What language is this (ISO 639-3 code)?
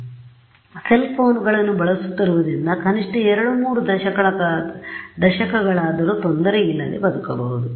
kan